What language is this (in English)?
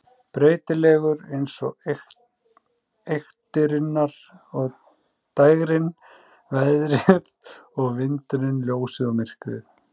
Icelandic